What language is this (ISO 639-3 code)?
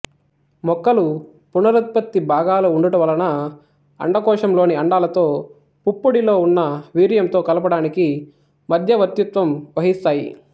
tel